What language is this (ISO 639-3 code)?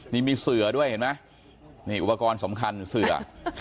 tha